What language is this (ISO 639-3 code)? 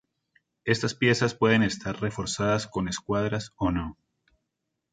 spa